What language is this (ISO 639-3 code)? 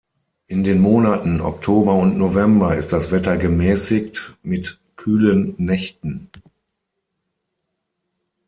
deu